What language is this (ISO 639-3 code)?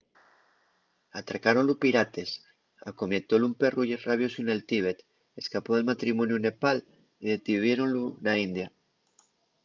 ast